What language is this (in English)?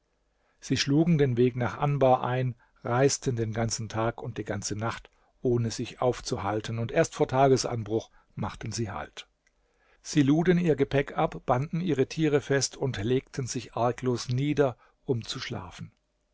German